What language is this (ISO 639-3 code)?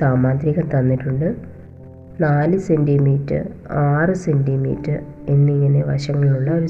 mal